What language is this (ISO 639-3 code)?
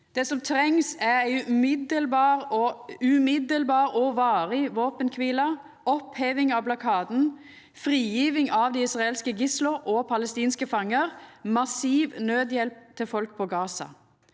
nor